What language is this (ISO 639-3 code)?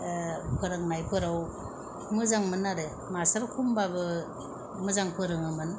brx